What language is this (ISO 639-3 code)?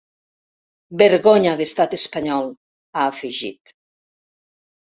cat